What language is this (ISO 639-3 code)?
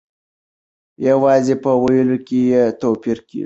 pus